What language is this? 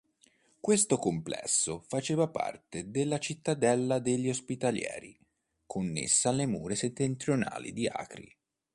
Italian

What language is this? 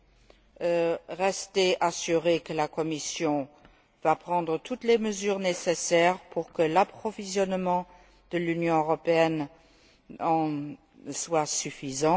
French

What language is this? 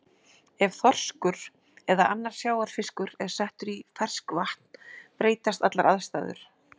Icelandic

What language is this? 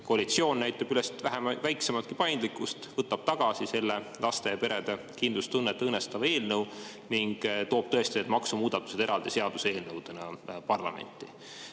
Estonian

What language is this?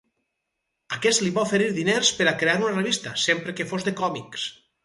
Catalan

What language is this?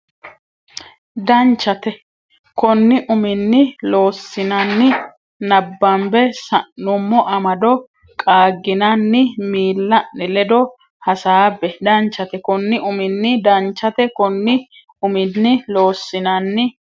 Sidamo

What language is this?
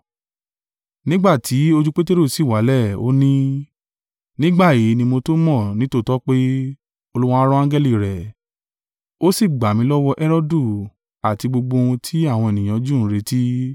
Yoruba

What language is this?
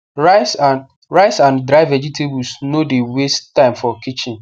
Nigerian Pidgin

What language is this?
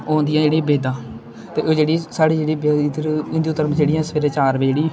Dogri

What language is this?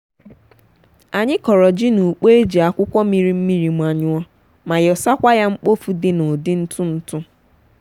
Igbo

